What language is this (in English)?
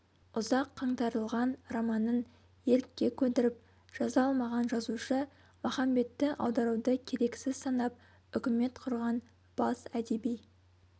Kazakh